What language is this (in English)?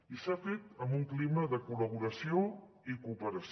Catalan